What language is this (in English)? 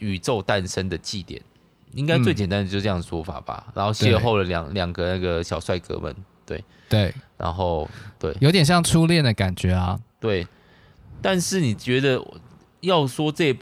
Chinese